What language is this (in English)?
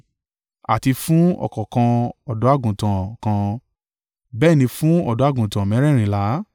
Yoruba